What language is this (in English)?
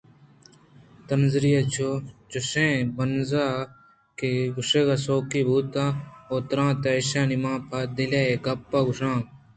Eastern Balochi